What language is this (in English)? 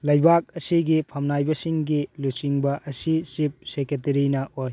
Manipuri